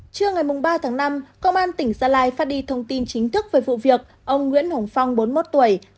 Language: Vietnamese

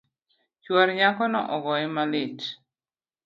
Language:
Luo (Kenya and Tanzania)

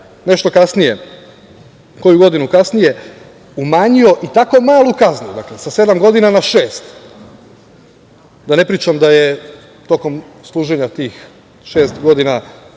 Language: Serbian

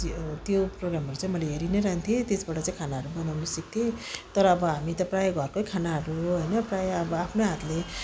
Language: Nepali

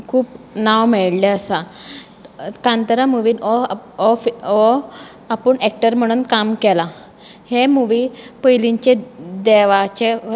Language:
Konkani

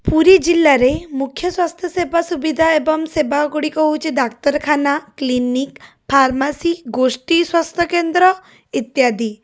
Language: Odia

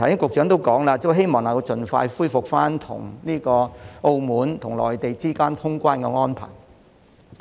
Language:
Cantonese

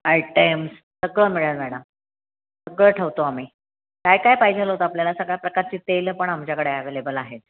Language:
Marathi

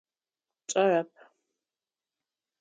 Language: Adyghe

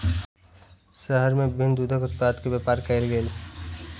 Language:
Maithili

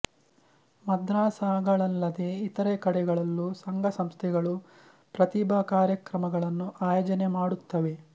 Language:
Kannada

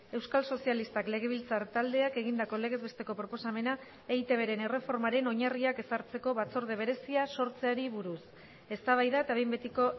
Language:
Basque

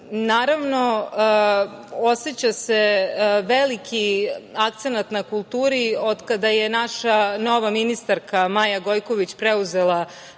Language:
Serbian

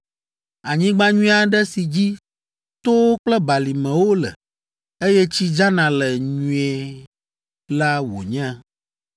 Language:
Ewe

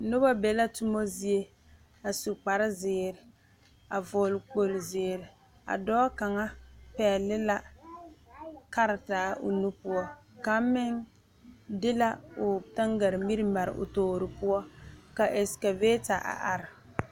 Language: Southern Dagaare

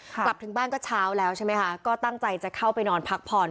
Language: Thai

